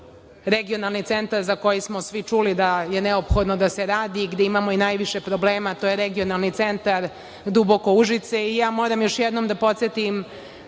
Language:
Serbian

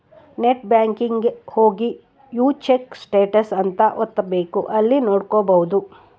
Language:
Kannada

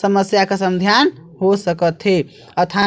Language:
Chhattisgarhi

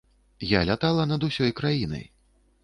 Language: Belarusian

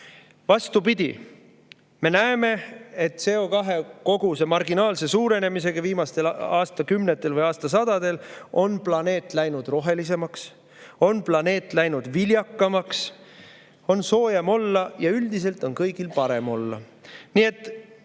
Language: Estonian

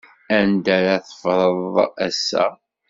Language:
Kabyle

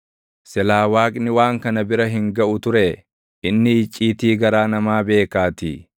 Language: Oromo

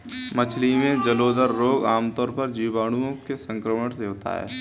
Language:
Hindi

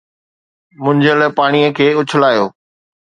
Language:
Sindhi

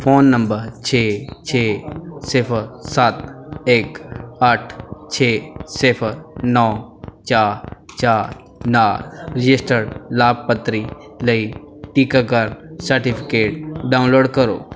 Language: Punjabi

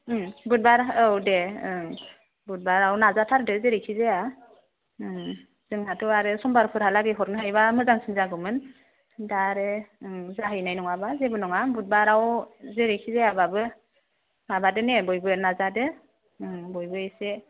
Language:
Bodo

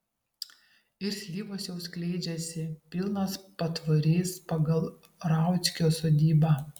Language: Lithuanian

